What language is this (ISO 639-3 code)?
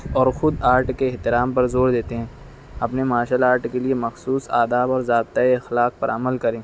urd